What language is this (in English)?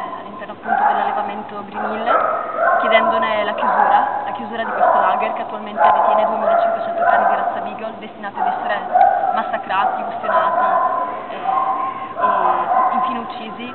Italian